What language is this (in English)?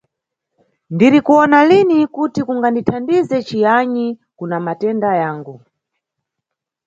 Nyungwe